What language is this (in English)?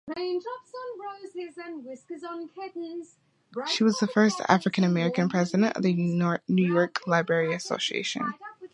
English